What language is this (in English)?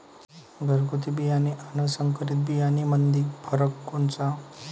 Marathi